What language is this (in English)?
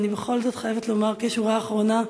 Hebrew